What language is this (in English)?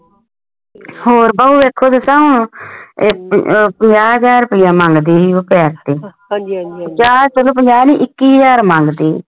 Punjabi